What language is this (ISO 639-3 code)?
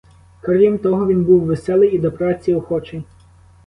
ukr